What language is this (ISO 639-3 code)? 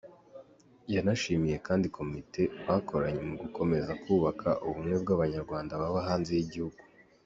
kin